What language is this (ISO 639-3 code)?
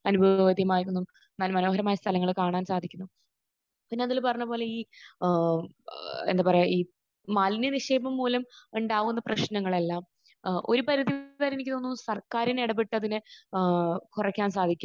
mal